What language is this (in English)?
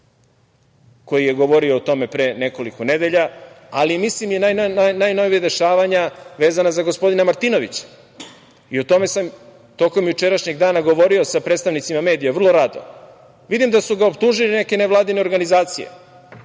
Serbian